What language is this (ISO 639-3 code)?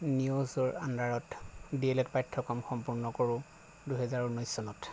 asm